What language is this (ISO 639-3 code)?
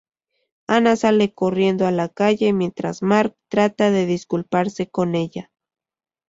spa